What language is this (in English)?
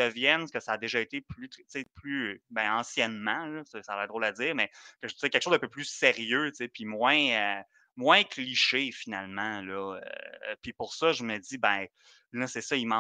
French